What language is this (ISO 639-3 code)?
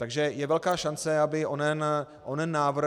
ces